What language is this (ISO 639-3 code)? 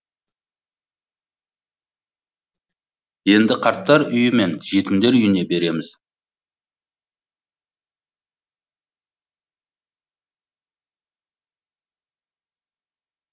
kaz